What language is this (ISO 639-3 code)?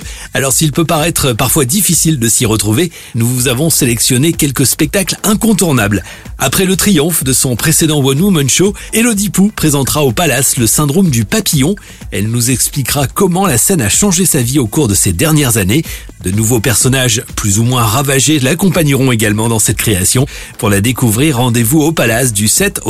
fra